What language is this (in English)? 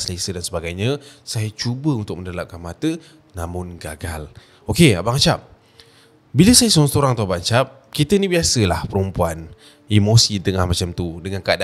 Malay